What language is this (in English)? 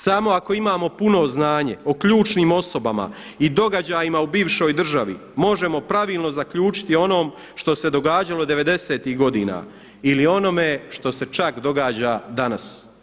Croatian